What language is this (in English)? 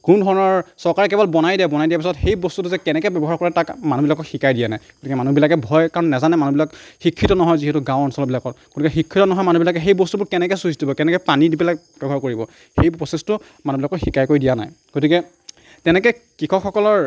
Assamese